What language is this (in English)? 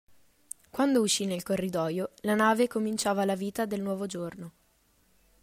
Italian